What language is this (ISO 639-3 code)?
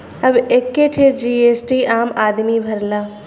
bho